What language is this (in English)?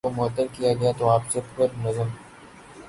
Urdu